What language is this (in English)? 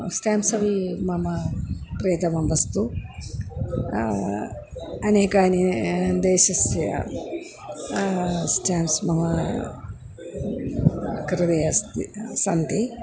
Sanskrit